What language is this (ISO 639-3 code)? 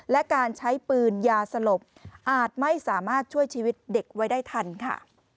tha